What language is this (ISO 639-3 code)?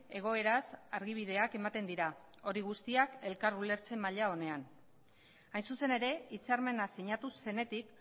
eus